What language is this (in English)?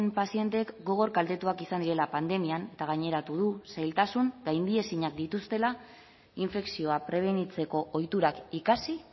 Basque